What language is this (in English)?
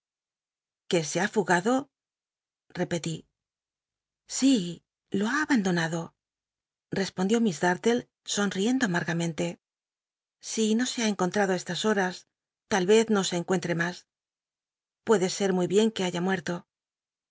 Spanish